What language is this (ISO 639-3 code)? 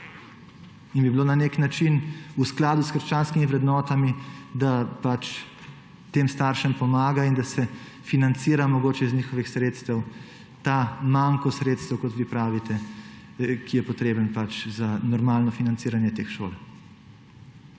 slv